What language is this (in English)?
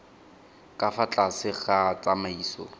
Tswana